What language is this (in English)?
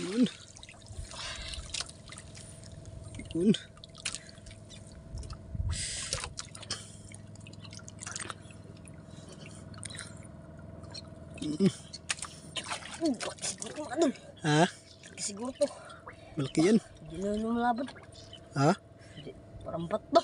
Filipino